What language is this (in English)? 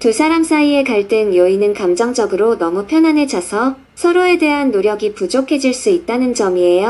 Korean